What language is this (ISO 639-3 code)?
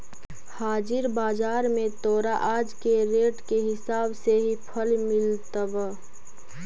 mag